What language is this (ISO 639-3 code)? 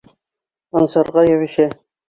bak